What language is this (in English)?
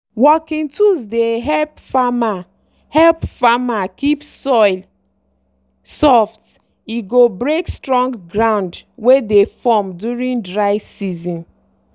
Nigerian Pidgin